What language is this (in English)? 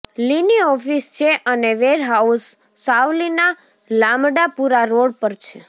Gujarati